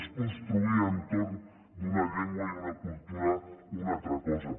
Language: Catalan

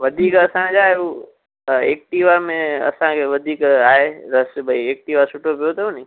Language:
Sindhi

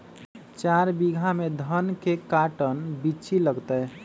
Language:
Magahi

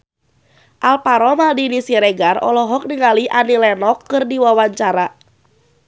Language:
Sundanese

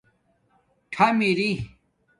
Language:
Domaaki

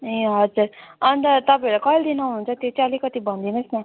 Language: Nepali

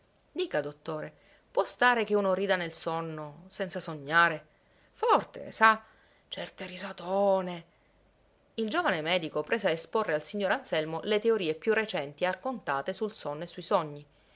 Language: Italian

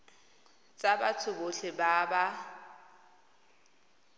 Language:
Tswana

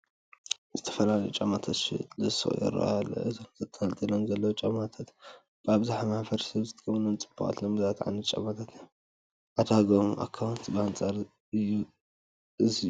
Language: Tigrinya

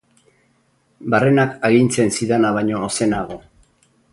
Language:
Basque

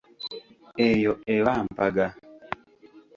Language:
Ganda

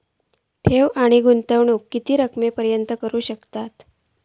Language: Marathi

